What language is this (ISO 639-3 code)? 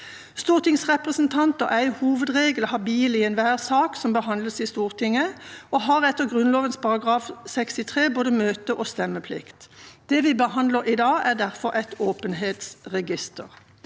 nor